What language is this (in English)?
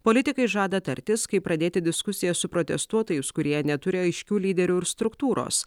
Lithuanian